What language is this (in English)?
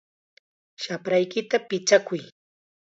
Chiquián Ancash Quechua